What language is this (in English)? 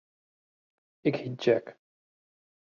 Western Frisian